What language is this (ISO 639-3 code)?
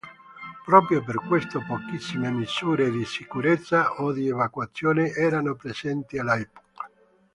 ita